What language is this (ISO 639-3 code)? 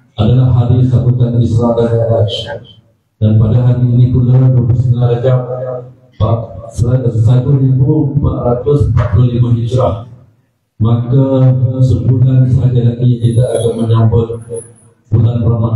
msa